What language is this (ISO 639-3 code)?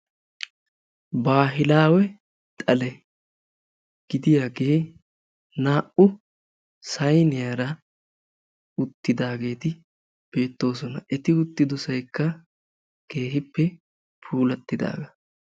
wal